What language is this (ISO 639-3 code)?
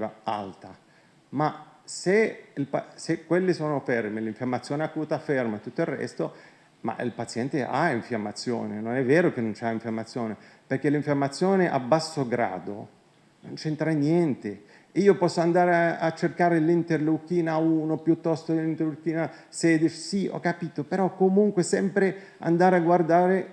ita